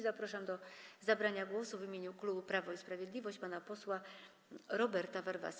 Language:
Polish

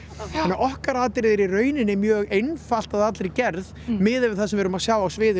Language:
Icelandic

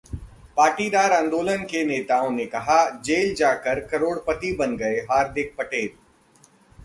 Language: Hindi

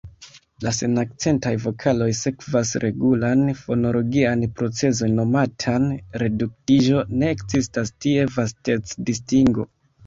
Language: Esperanto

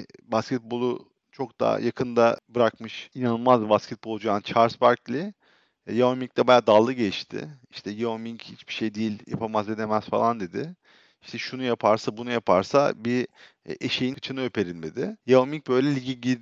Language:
Turkish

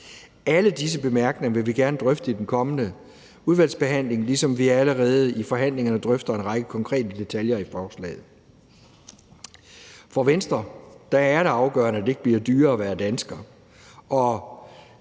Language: Danish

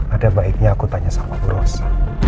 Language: Indonesian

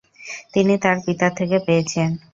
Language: Bangla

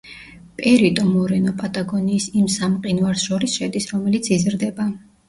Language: Georgian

